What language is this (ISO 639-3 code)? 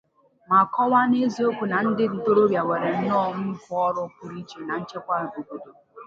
ibo